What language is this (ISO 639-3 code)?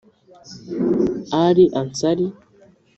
kin